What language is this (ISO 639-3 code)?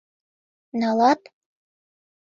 chm